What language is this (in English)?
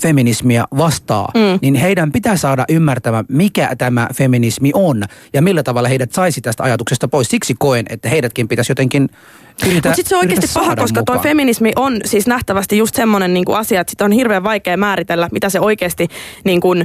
Finnish